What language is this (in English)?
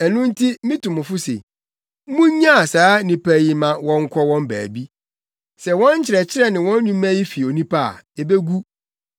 Akan